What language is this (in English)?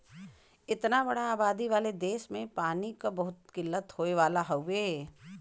Bhojpuri